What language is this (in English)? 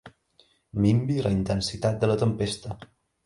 Catalan